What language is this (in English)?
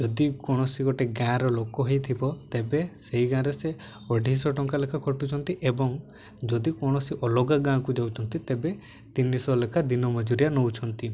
Odia